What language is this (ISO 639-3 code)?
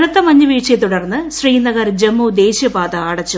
mal